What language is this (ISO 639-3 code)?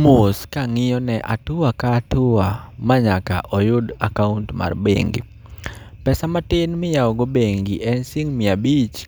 luo